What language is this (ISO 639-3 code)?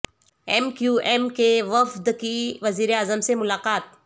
urd